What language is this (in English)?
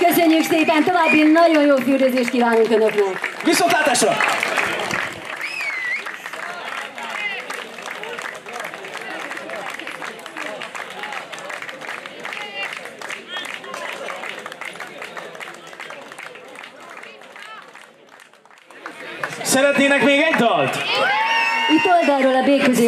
Hungarian